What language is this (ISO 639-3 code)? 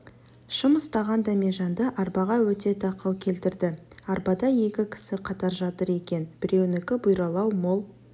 kaz